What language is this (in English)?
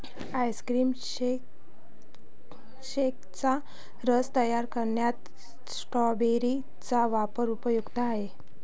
Marathi